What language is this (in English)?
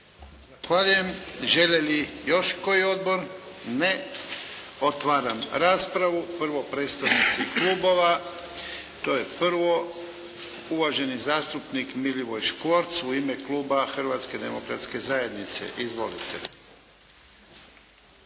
Croatian